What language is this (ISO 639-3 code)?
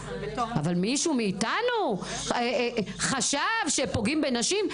heb